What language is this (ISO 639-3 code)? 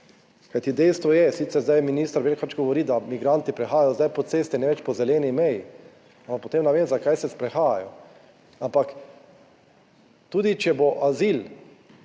slv